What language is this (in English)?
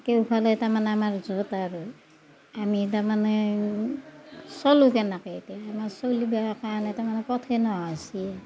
Assamese